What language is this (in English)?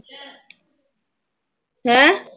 Punjabi